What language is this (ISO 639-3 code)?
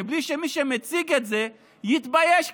heb